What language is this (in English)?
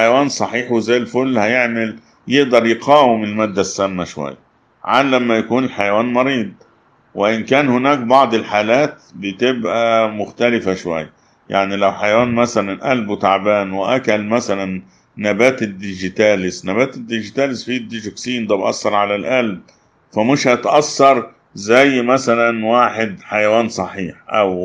Arabic